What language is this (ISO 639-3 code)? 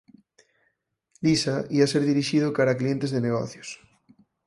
glg